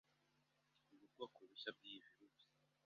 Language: Kinyarwanda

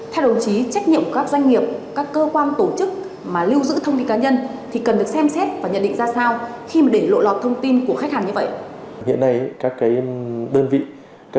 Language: Vietnamese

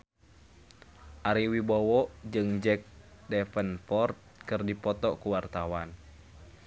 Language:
Sundanese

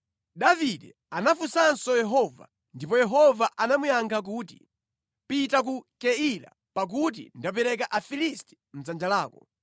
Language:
Nyanja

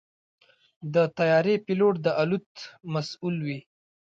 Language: Pashto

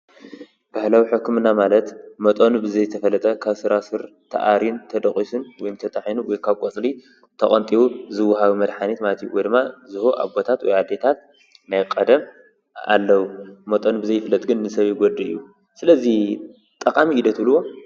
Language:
Tigrinya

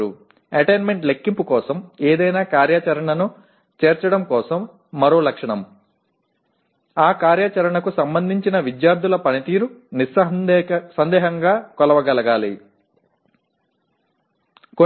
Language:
Tamil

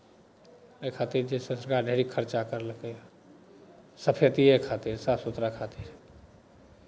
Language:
Maithili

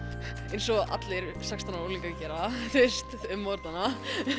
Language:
Icelandic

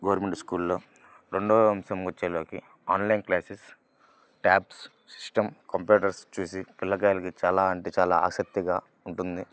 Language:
Telugu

